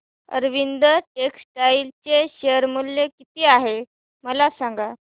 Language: Marathi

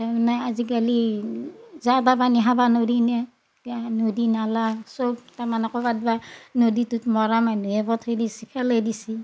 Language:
Assamese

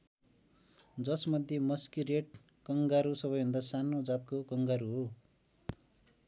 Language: Nepali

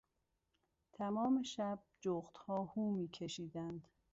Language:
Persian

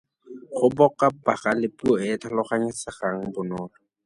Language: Tswana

